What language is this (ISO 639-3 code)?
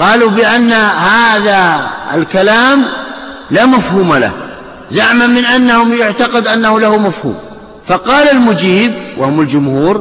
ara